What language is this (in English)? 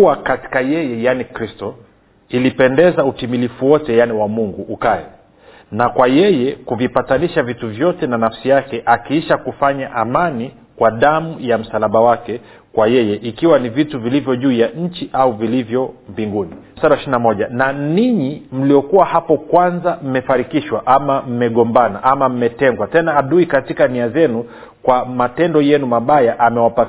Swahili